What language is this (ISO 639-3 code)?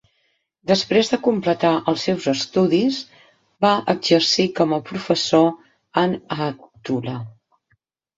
cat